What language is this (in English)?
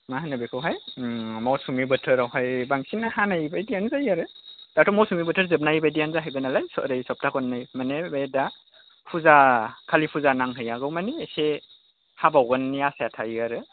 Bodo